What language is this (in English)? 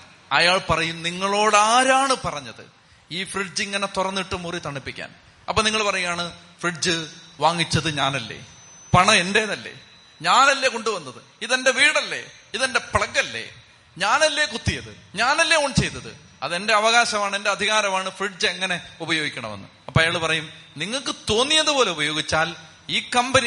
Malayalam